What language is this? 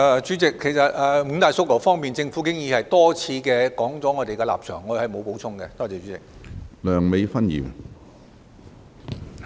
Cantonese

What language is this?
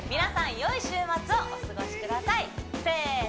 Japanese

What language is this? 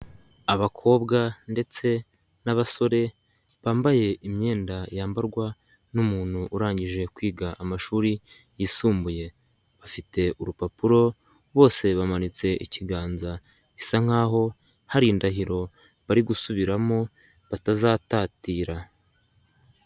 Kinyarwanda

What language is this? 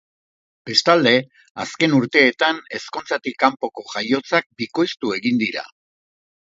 Basque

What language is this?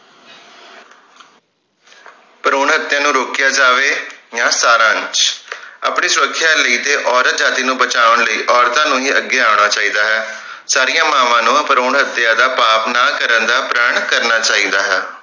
Punjabi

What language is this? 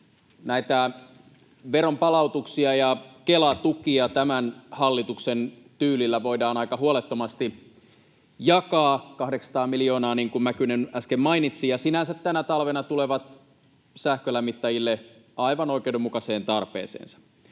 Finnish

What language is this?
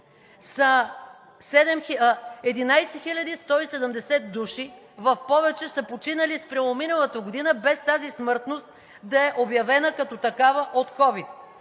Bulgarian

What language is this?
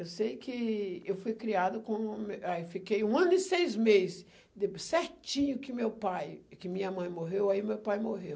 Portuguese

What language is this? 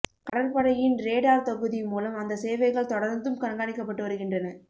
Tamil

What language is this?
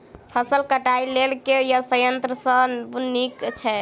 Maithili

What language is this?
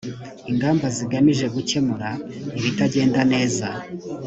Kinyarwanda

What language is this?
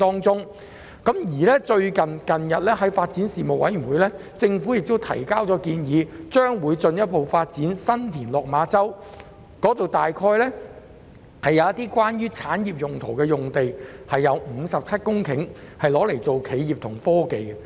Cantonese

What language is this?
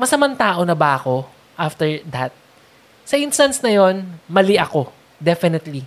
Filipino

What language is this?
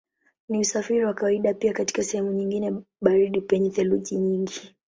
Swahili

